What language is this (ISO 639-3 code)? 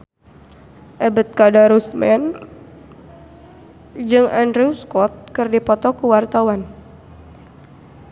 sun